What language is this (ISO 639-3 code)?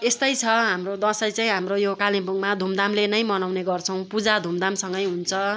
nep